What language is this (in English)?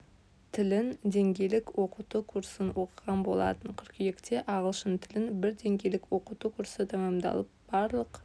Kazakh